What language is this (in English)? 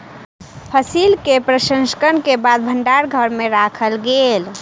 Maithili